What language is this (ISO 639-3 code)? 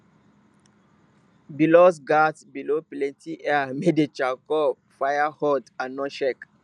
pcm